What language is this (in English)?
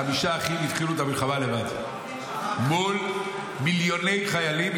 Hebrew